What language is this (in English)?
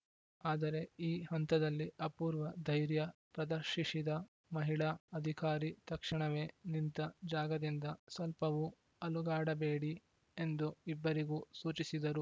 Kannada